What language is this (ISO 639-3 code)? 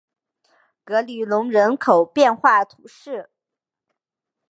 zho